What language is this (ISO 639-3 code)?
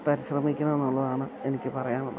mal